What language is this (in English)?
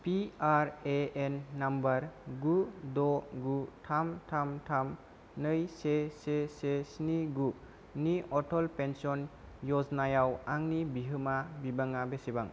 Bodo